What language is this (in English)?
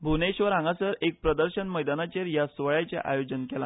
Konkani